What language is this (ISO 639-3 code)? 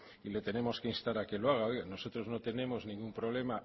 spa